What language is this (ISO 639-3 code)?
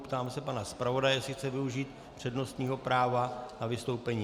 ces